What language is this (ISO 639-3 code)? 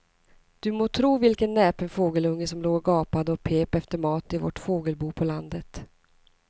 swe